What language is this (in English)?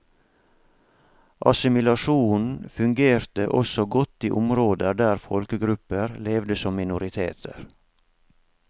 Norwegian